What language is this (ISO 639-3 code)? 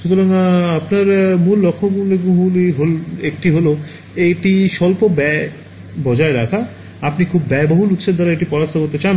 ben